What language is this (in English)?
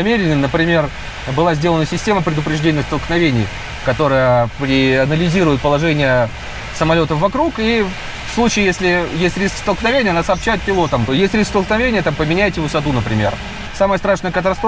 Russian